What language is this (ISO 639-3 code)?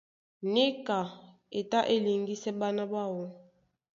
dua